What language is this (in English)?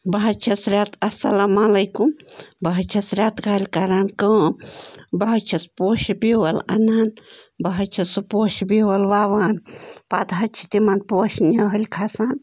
Kashmiri